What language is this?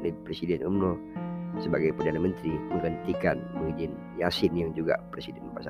Malay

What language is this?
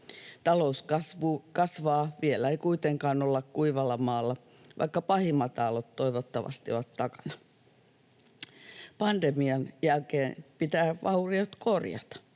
Finnish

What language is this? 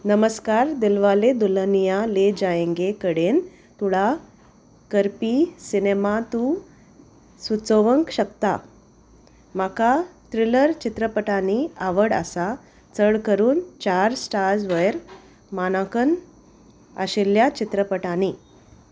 Konkani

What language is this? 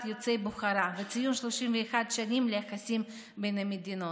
Hebrew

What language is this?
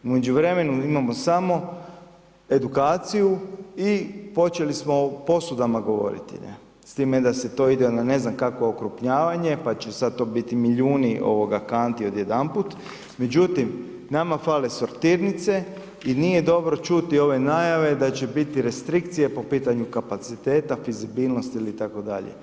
Croatian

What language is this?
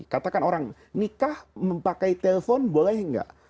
Indonesian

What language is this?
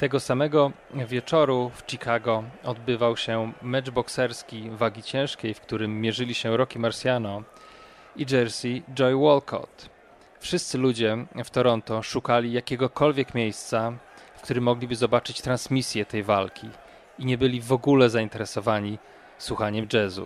Polish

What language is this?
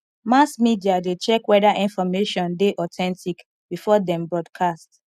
Nigerian Pidgin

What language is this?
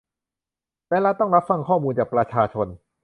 Thai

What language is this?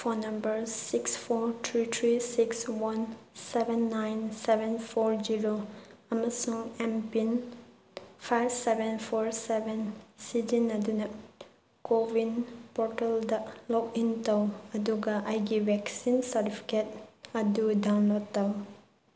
Manipuri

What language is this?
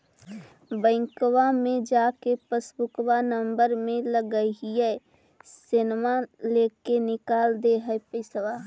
Magahi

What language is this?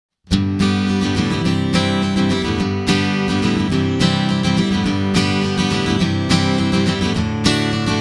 Greek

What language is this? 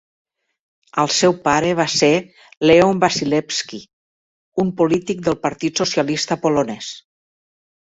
Catalan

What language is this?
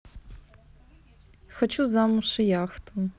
Russian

